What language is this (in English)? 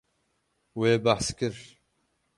Kurdish